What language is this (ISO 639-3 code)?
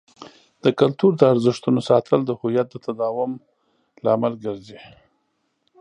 pus